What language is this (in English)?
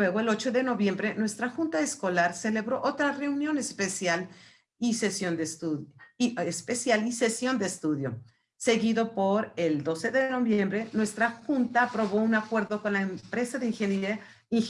Spanish